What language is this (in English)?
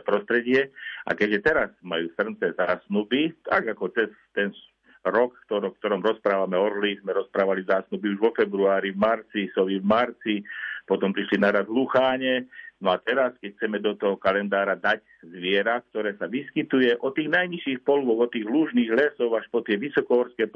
Slovak